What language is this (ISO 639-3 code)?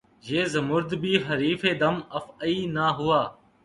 urd